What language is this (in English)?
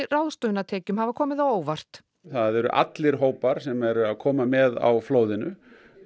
Icelandic